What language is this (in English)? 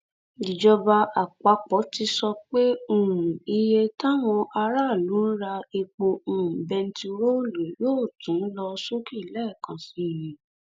Yoruba